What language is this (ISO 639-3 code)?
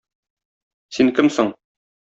tat